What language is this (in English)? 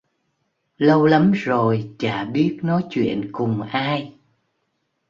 Vietnamese